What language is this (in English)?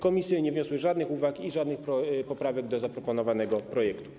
Polish